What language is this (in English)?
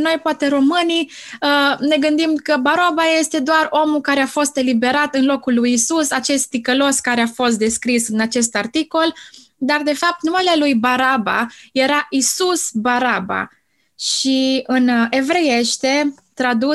Romanian